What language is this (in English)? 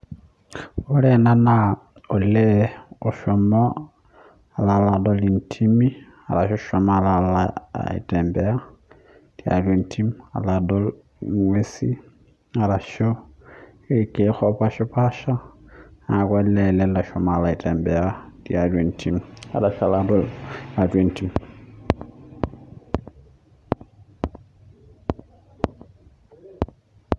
Masai